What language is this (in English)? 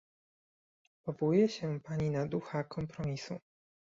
Polish